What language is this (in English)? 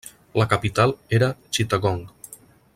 Catalan